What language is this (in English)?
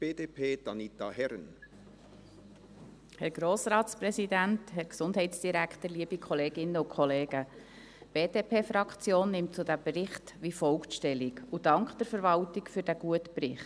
Swiss German